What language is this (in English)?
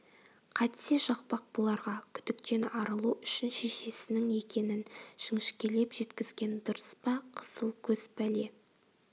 Kazakh